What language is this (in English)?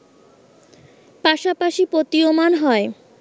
Bangla